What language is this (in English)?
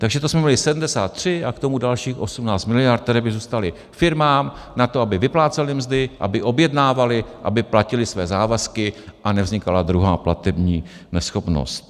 Czech